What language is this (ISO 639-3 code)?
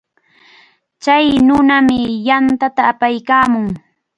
qvl